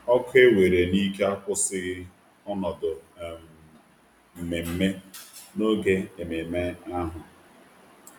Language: Igbo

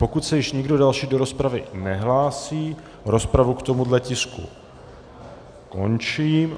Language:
Czech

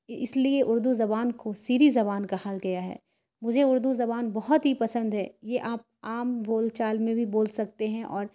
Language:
Urdu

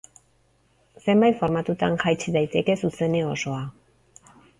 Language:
Basque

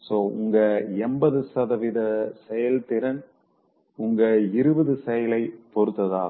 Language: Tamil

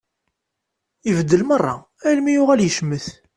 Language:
Kabyle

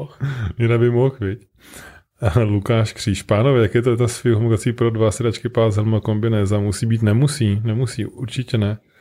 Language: Czech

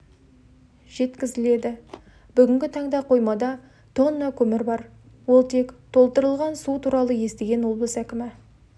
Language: Kazakh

